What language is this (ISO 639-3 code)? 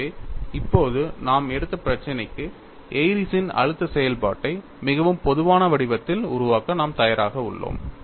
tam